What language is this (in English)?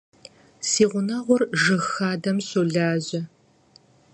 Kabardian